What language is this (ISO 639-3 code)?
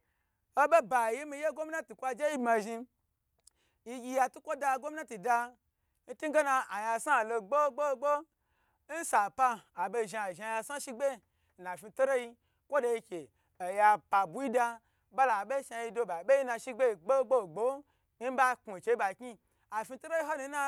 gbr